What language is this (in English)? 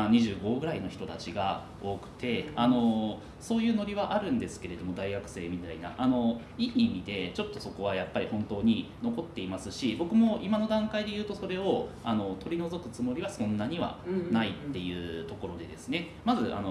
Japanese